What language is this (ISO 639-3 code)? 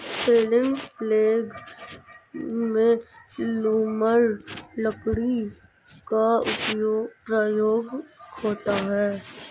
hin